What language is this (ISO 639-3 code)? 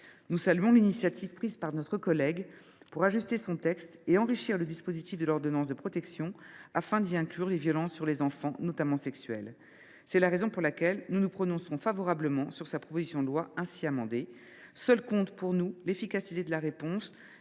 fra